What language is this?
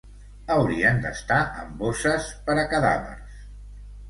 Catalan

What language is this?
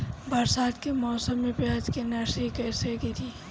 Bhojpuri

